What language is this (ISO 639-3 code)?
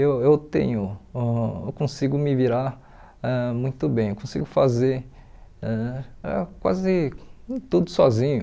por